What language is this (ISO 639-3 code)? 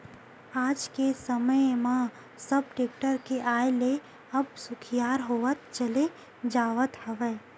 hne